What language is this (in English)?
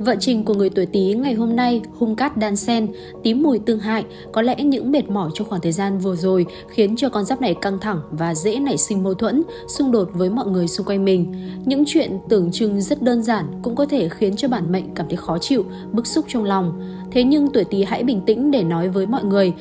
Vietnamese